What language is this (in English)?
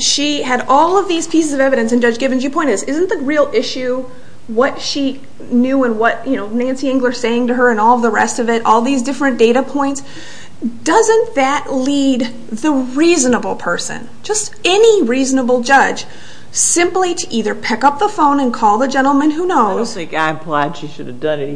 English